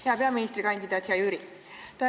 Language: Estonian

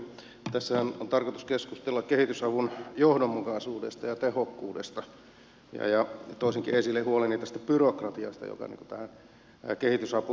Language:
Finnish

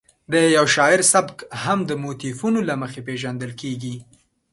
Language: Pashto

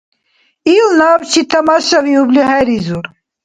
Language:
Dargwa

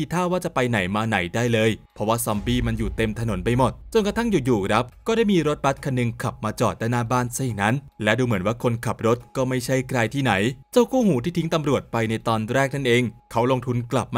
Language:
Thai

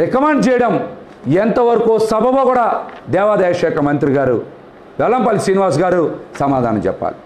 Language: Telugu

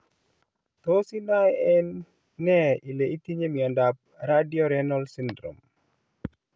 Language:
Kalenjin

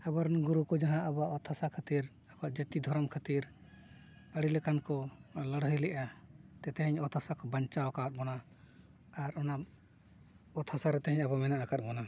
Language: Santali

